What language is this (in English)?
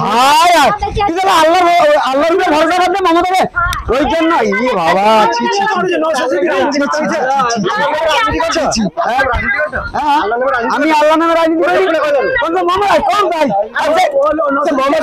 Arabic